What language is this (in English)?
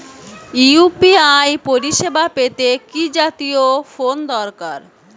Bangla